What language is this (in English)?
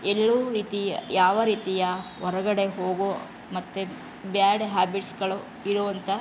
Kannada